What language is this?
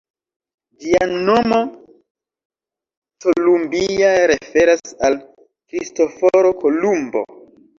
Esperanto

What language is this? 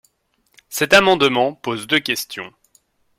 French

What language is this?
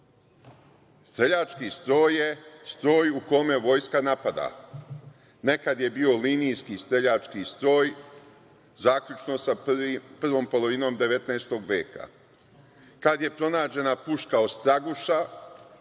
Serbian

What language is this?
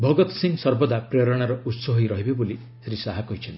Odia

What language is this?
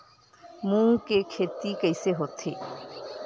Chhattisgarhi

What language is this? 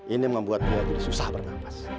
Indonesian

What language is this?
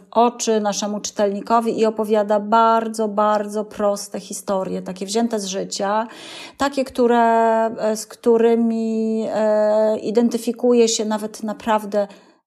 Polish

